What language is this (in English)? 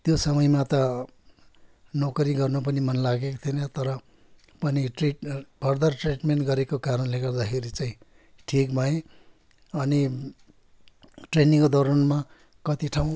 Nepali